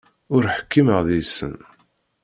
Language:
Kabyle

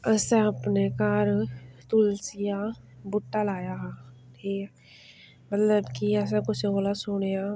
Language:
Dogri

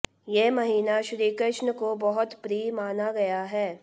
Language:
Hindi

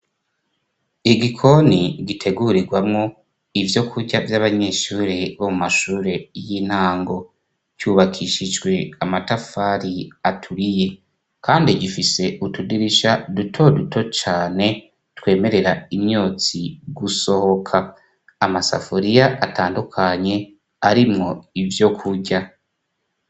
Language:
Rundi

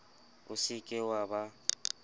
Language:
Southern Sotho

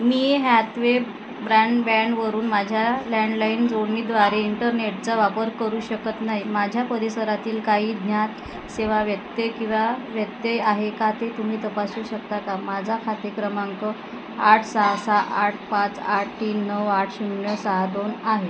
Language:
Marathi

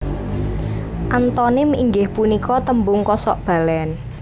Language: Javanese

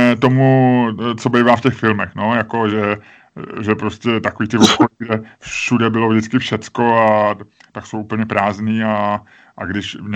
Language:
Czech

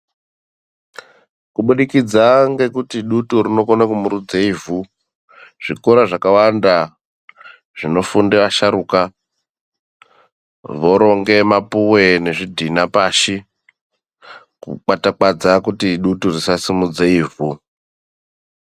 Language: Ndau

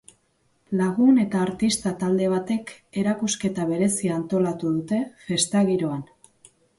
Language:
Basque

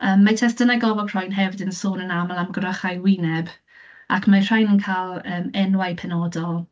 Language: Welsh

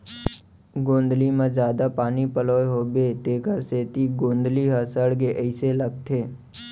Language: Chhattisgarhi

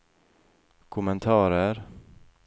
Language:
Norwegian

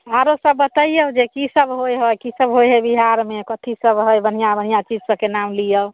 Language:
Maithili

